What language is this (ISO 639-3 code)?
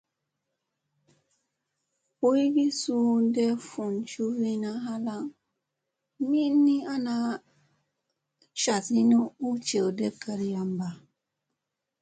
mse